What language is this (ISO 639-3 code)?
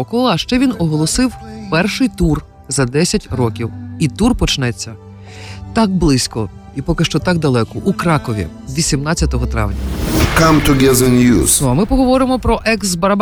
ukr